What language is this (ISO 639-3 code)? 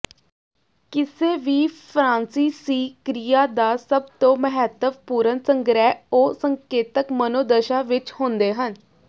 pan